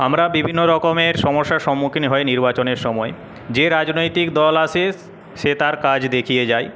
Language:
Bangla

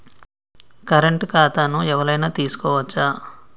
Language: Telugu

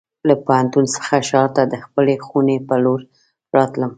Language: Pashto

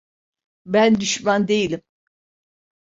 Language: Turkish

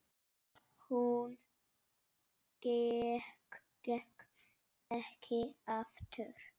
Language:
Icelandic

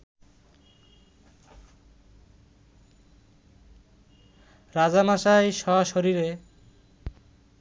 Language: Bangla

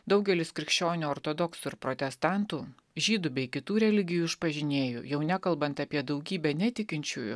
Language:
Lithuanian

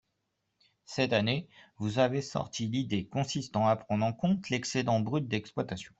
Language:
French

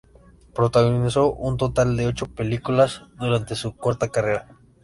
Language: Spanish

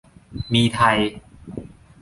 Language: Thai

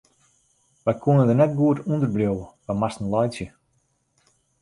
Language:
Western Frisian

